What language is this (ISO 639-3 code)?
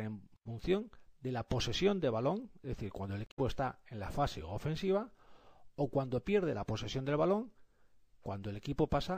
spa